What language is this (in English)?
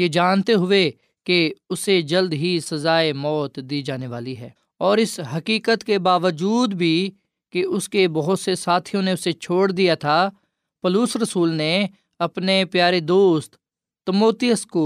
Urdu